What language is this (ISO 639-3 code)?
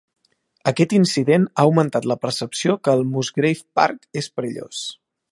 cat